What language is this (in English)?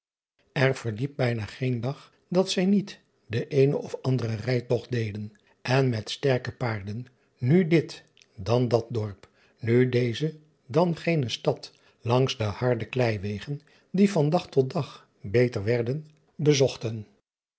Dutch